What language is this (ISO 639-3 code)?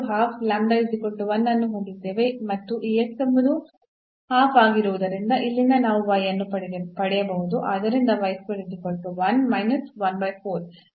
kan